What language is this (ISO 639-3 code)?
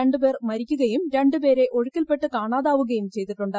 mal